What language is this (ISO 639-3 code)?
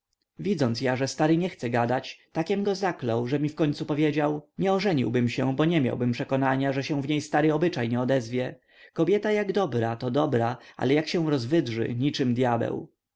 pol